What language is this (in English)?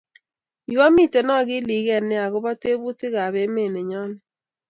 Kalenjin